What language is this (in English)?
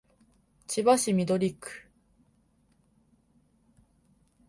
Japanese